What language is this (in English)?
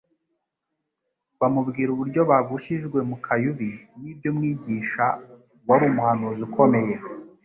Kinyarwanda